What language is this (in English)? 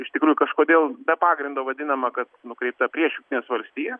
Lithuanian